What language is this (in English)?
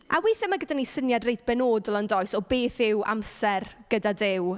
Welsh